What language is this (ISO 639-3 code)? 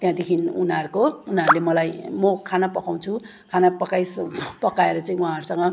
nep